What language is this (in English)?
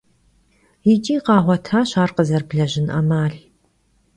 Kabardian